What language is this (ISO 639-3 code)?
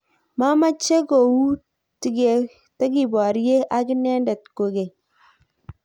kln